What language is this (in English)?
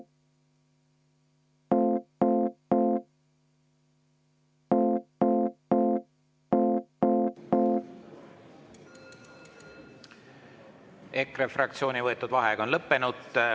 Estonian